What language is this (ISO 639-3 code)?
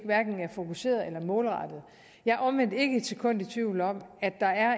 dan